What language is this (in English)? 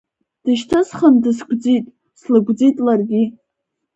Abkhazian